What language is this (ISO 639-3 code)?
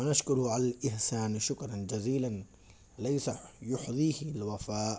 urd